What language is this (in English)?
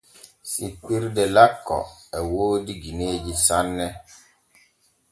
Borgu Fulfulde